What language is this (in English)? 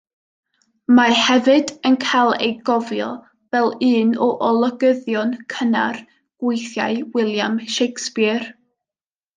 Welsh